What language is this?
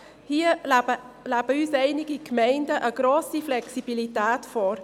Swiss German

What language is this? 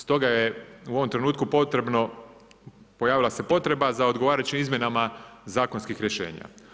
Croatian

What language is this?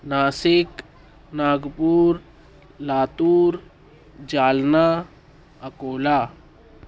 Urdu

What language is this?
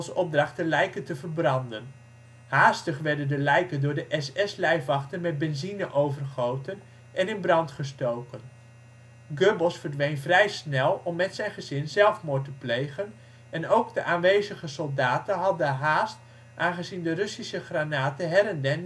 Dutch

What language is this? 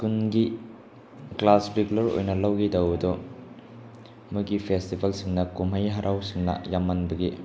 Manipuri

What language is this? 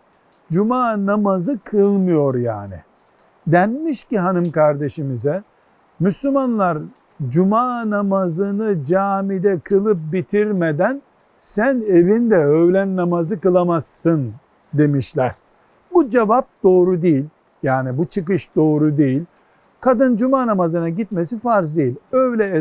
Turkish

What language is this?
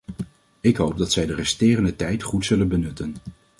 Dutch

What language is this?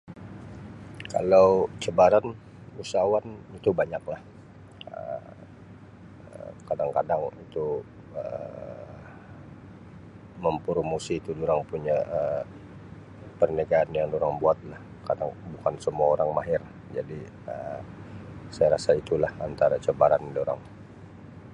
Sabah Malay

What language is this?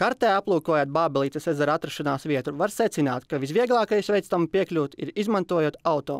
Latvian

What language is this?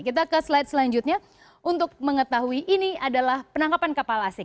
Indonesian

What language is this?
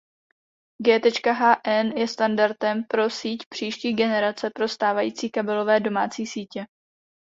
Czech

